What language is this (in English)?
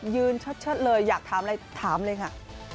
Thai